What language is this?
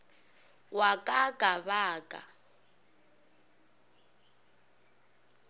Northern Sotho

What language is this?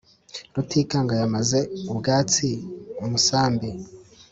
Kinyarwanda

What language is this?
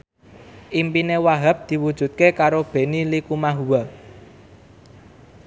Javanese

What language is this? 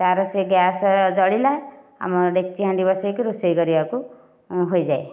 Odia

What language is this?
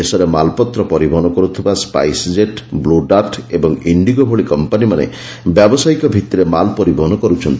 Odia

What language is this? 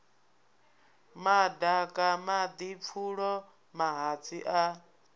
Venda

